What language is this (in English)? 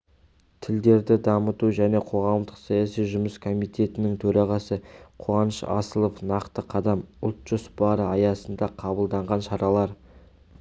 Kazakh